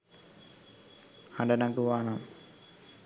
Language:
Sinhala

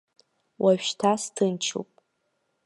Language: Abkhazian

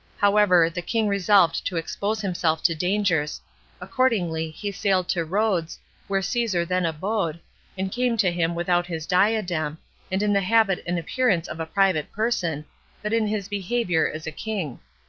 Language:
English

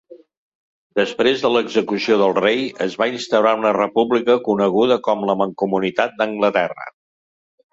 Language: Catalan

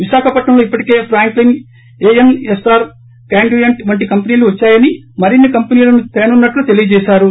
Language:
Telugu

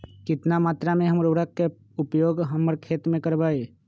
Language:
Magahi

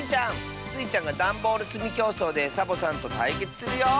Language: Japanese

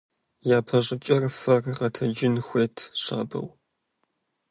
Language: Kabardian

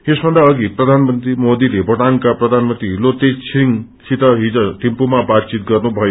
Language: Nepali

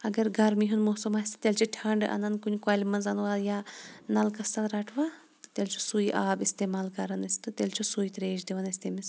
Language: Kashmiri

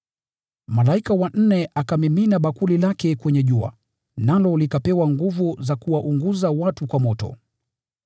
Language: Swahili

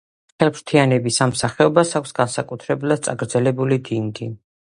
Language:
Georgian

